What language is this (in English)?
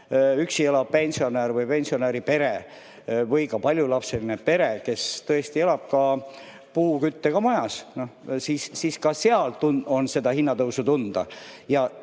Estonian